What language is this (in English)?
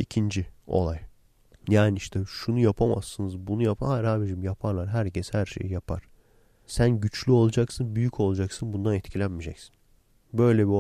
Turkish